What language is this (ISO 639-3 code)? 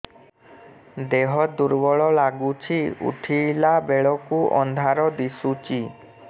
ori